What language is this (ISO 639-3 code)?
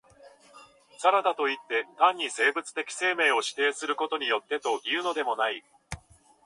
jpn